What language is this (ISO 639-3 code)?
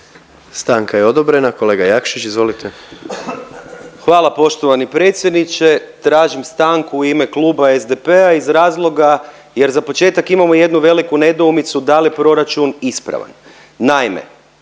hrv